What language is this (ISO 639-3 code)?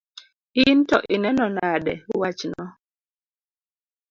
luo